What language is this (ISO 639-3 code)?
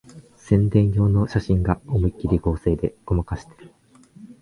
jpn